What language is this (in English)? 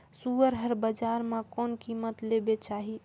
Chhattisgarhi